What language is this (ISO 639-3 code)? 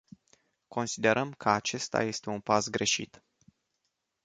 ron